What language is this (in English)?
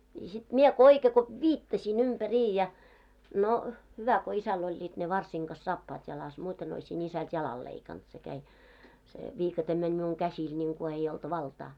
Finnish